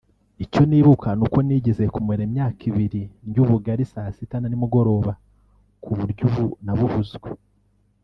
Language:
Kinyarwanda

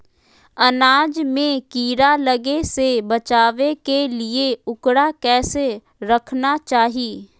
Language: Magahi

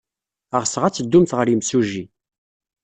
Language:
Kabyle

